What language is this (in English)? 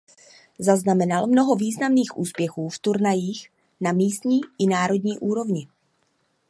Czech